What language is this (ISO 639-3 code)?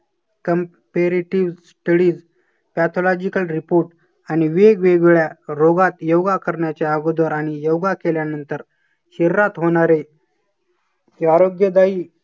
mar